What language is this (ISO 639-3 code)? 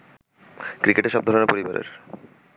ben